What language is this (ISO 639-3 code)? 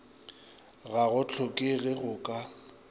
nso